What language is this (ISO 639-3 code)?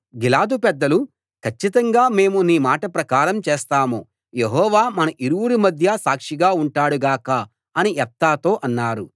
tel